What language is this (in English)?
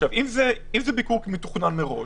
Hebrew